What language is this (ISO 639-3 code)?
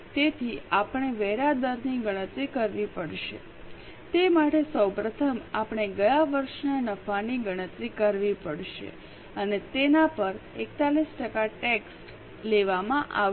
guj